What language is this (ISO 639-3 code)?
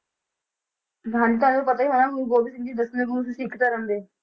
pan